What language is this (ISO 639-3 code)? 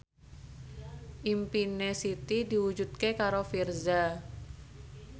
jav